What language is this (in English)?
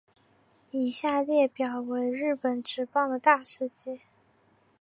Chinese